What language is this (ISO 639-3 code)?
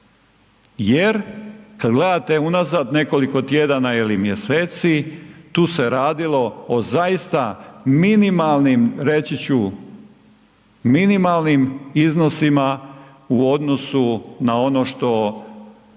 hrv